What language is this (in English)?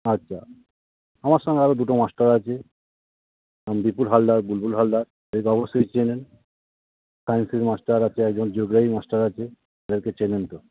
Bangla